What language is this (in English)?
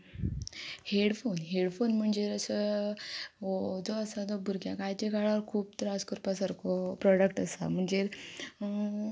Konkani